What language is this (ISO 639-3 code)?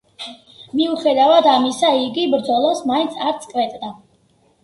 kat